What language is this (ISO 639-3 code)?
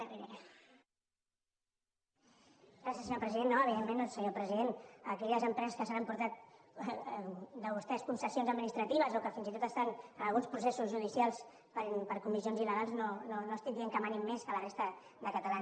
cat